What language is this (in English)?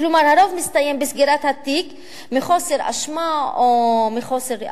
Hebrew